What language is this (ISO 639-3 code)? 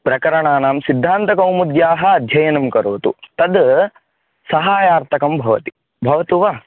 san